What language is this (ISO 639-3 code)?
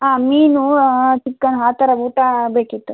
kan